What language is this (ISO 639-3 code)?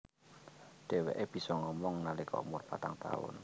jav